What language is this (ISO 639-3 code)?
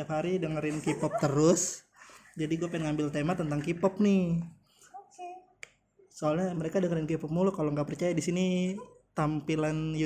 ind